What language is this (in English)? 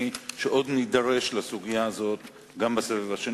Hebrew